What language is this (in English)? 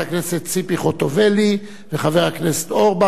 Hebrew